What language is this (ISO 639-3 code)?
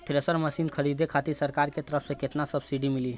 bho